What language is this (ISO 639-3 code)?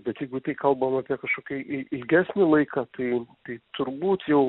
lit